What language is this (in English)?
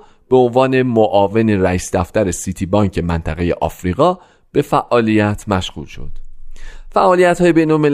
Persian